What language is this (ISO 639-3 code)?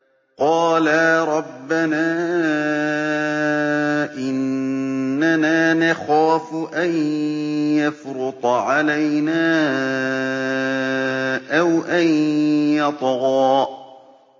ara